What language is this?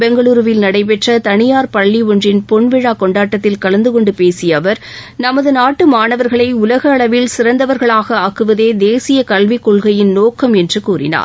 Tamil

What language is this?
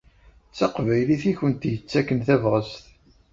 Kabyle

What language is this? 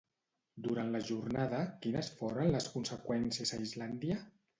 Catalan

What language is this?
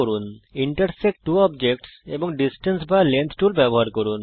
Bangla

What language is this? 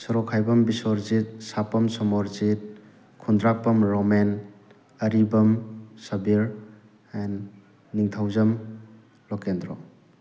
Manipuri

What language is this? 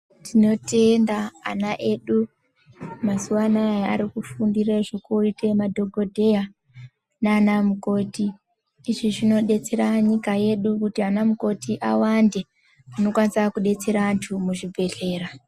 Ndau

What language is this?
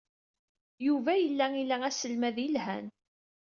Kabyle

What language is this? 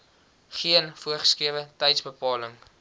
Afrikaans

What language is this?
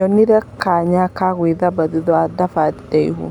Kikuyu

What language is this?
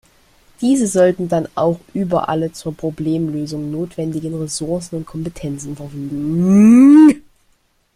German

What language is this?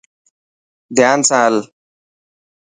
Dhatki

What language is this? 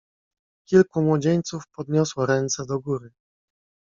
Polish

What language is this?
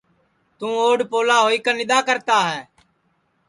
Sansi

